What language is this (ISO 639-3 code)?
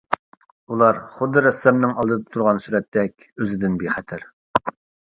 uig